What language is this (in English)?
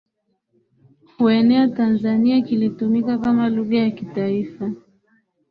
Swahili